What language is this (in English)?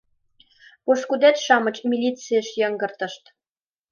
Mari